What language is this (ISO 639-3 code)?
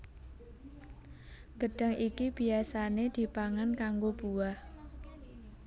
jav